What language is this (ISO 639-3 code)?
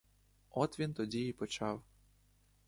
ukr